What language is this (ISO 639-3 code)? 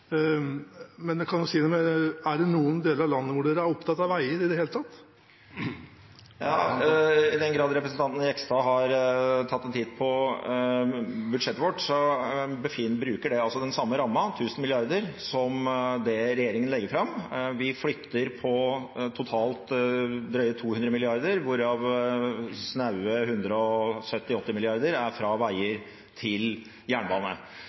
nob